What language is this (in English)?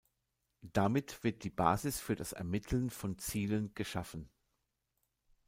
German